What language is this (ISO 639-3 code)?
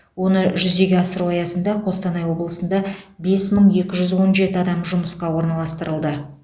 kaz